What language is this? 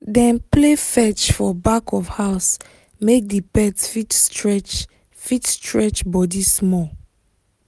Nigerian Pidgin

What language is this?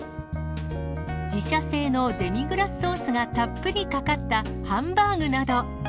Japanese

